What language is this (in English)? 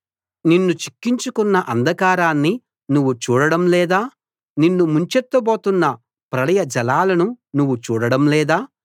Telugu